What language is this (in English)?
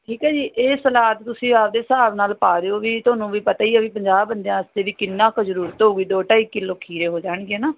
Punjabi